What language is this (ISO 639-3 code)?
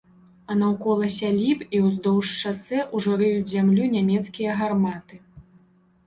bel